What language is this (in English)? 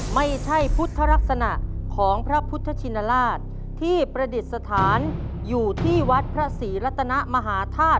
Thai